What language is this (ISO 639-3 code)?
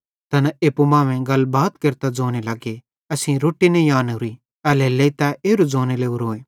bhd